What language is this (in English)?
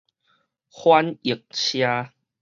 Min Nan Chinese